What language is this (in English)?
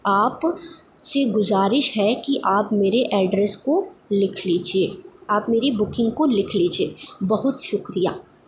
Urdu